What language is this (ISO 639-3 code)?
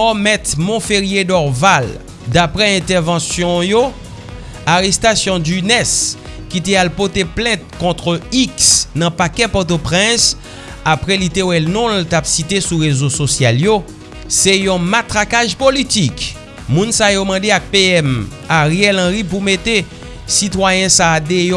fra